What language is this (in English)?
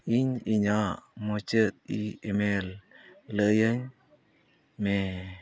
Santali